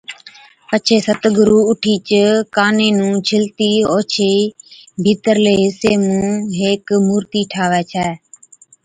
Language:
Od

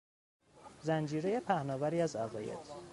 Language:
Persian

